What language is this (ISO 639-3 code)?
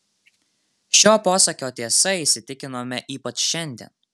lit